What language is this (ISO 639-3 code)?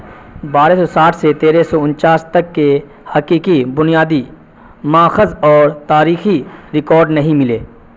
urd